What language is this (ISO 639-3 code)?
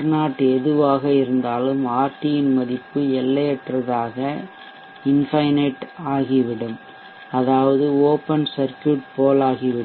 tam